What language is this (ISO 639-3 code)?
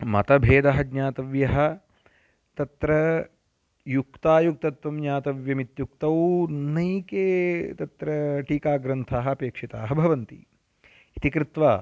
san